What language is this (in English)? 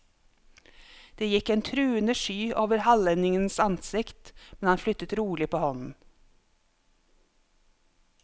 Norwegian